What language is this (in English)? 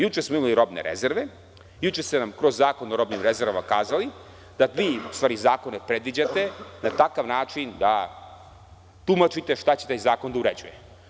Serbian